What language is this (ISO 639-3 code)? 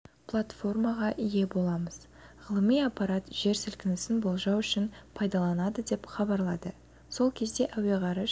kaz